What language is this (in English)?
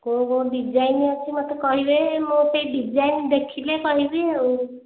Odia